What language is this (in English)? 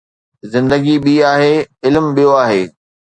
Sindhi